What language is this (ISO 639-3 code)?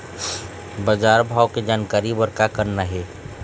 hne